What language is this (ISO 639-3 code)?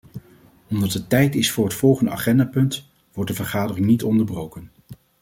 nld